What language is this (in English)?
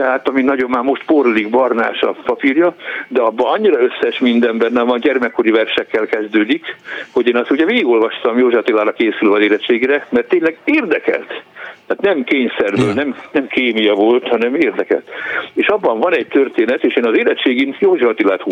Hungarian